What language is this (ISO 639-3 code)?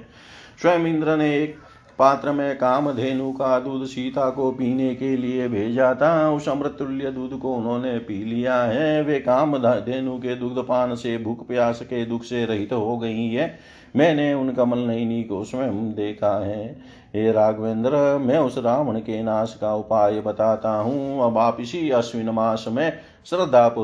hin